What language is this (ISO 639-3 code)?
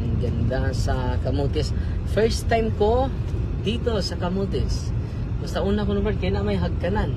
fil